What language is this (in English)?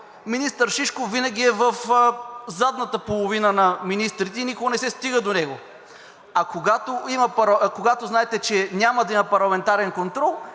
Bulgarian